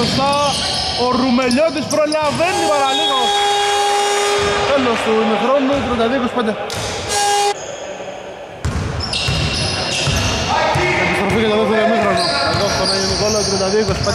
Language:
Greek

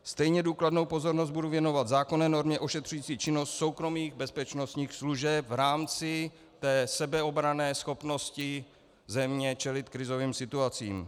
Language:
Czech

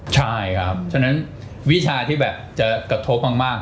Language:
Thai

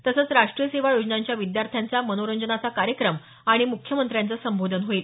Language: Marathi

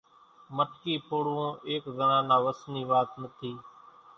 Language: Kachi Koli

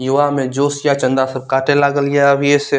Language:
Maithili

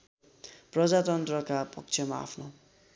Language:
Nepali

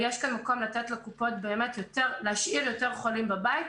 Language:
Hebrew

